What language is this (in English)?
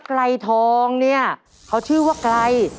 Thai